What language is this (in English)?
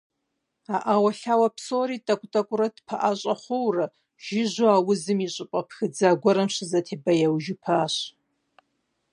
Kabardian